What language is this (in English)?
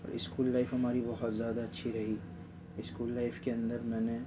Urdu